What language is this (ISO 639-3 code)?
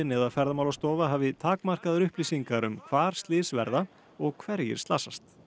isl